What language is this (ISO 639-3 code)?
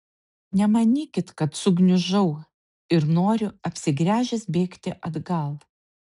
lit